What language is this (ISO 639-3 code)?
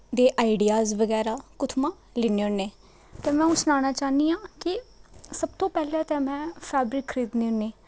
doi